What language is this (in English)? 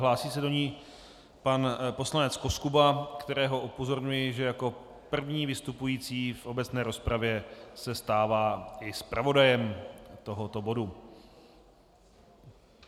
Czech